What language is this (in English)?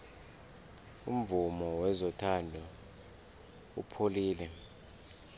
South Ndebele